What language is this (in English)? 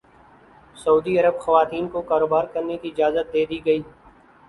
Urdu